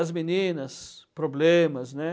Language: Portuguese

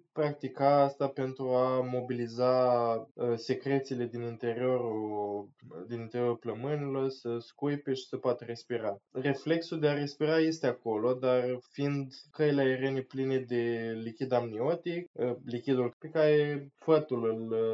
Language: Romanian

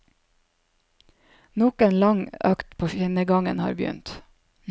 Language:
Norwegian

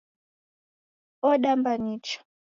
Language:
Taita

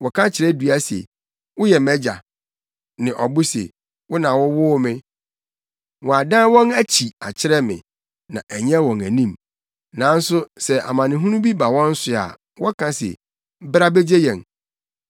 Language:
Akan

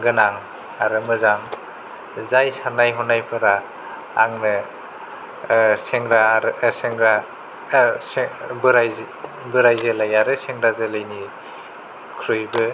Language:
Bodo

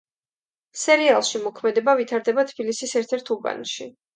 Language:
Georgian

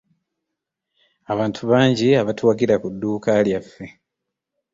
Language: Ganda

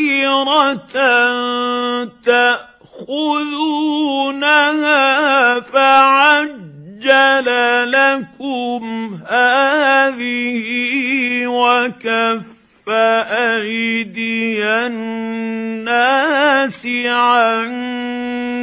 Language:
Arabic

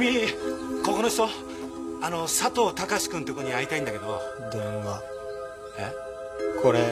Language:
Japanese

